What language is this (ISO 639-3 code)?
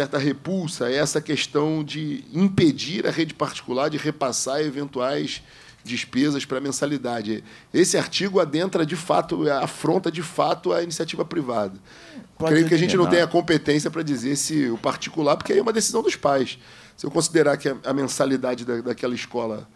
por